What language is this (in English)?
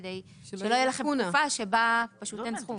Hebrew